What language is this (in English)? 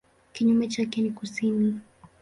Swahili